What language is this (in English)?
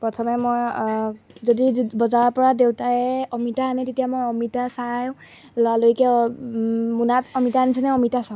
Assamese